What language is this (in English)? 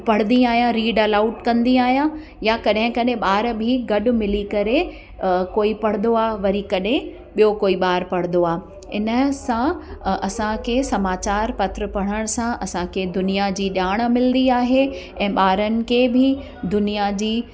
Sindhi